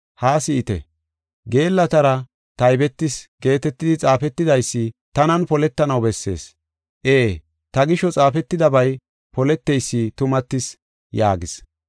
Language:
Gofa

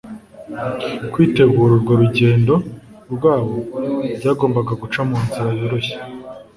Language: Kinyarwanda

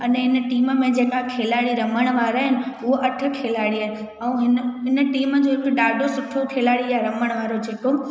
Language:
Sindhi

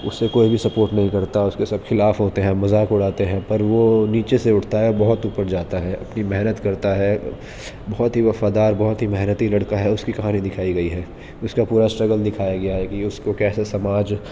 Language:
Urdu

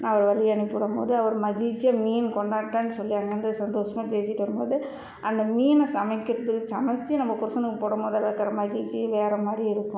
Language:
Tamil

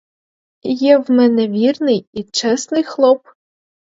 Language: Ukrainian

